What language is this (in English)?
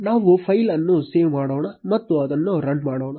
Kannada